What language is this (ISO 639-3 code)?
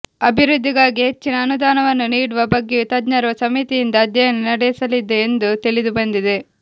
kan